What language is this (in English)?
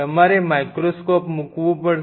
Gujarati